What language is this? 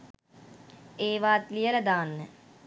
Sinhala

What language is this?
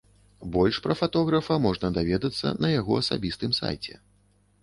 Belarusian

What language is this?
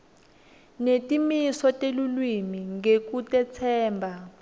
Swati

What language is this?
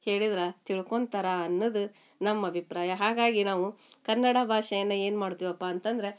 Kannada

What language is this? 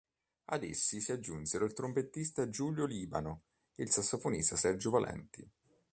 Italian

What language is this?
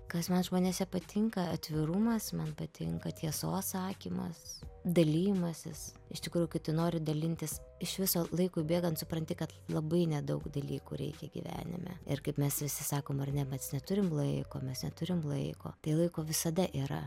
Lithuanian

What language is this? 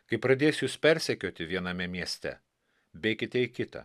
Lithuanian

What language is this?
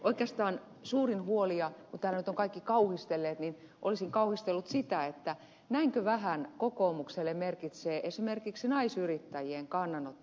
Finnish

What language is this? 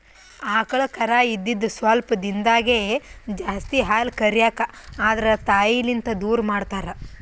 Kannada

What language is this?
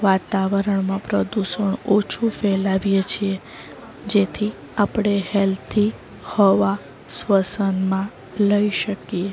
Gujarati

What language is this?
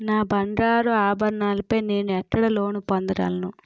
Telugu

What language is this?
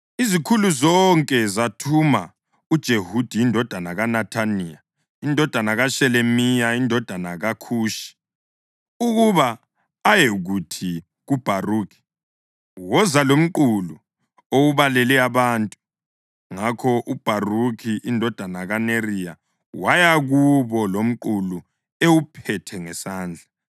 North Ndebele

